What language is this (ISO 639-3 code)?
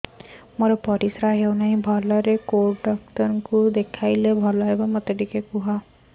ori